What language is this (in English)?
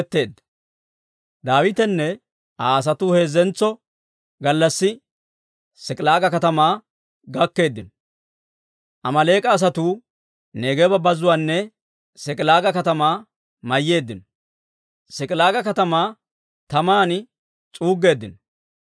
Dawro